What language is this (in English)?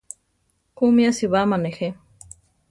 Central Tarahumara